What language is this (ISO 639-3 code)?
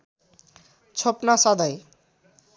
nep